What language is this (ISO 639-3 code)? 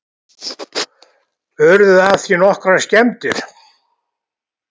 isl